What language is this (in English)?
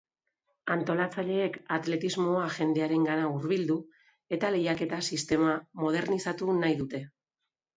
Basque